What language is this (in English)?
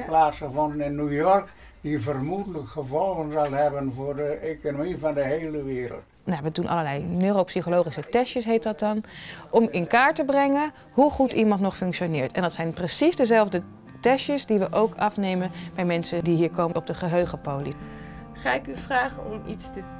Dutch